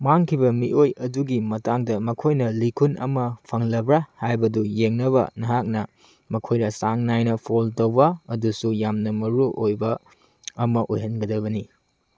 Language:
Manipuri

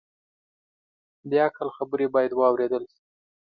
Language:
Pashto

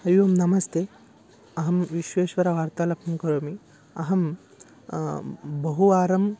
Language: Sanskrit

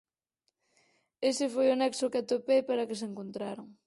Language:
Galician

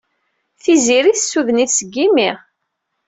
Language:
Kabyle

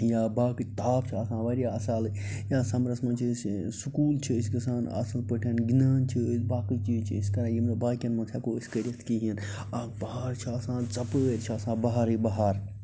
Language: Kashmiri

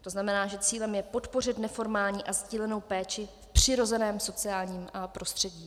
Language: Czech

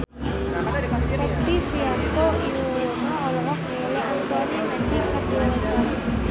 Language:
Sundanese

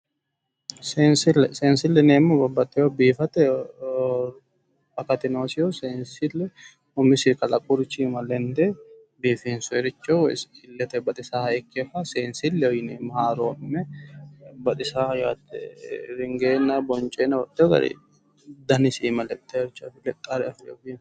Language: Sidamo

